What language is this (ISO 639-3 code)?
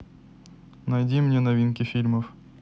rus